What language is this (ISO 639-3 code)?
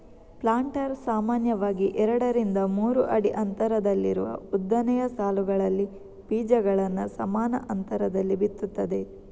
kan